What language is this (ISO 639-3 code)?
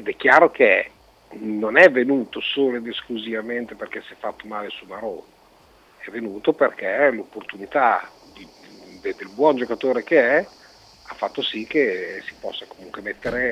ita